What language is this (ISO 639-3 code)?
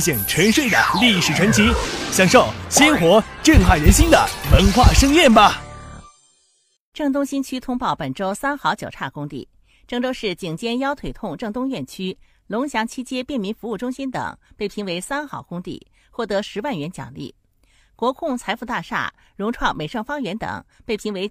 zho